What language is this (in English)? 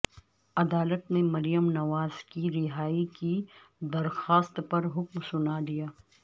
Urdu